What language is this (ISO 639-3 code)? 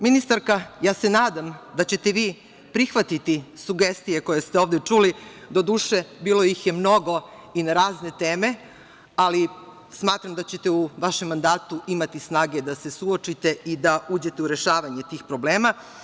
srp